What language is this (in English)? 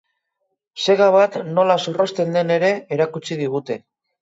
Basque